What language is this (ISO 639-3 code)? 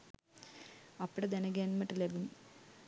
sin